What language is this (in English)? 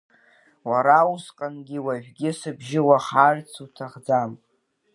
Abkhazian